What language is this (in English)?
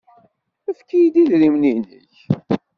Kabyle